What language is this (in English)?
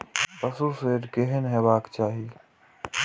Maithili